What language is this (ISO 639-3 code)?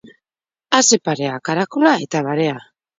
eus